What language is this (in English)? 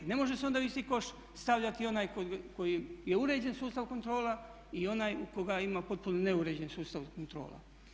Croatian